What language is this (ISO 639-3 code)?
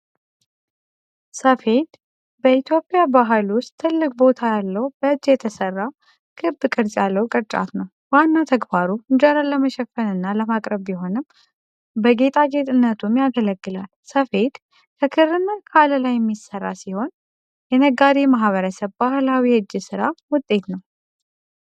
amh